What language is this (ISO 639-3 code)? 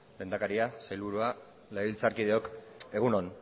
eus